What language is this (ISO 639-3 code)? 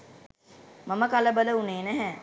sin